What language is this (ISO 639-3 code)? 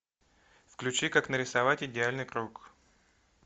rus